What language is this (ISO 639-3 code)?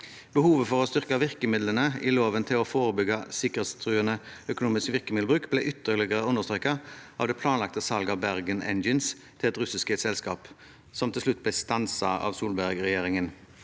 nor